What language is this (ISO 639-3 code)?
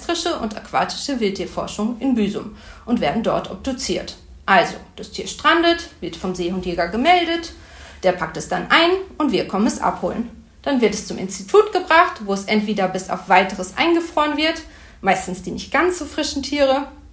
deu